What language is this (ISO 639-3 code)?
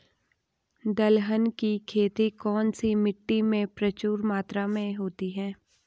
hin